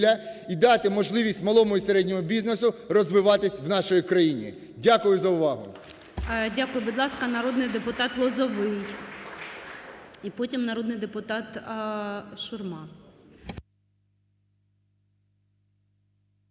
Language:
Ukrainian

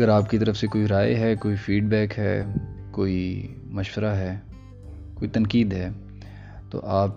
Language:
Urdu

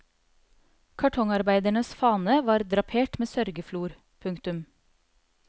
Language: Norwegian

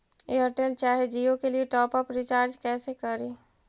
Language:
Magahi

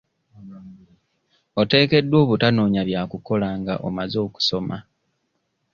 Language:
Ganda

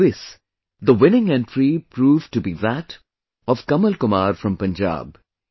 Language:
English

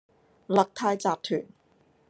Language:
Cantonese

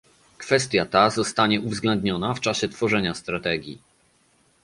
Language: Polish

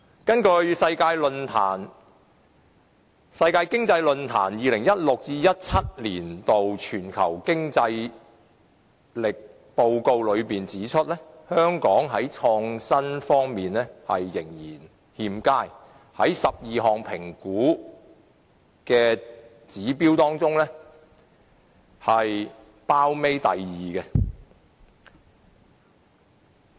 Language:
Cantonese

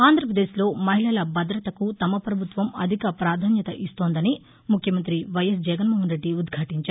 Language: Telugu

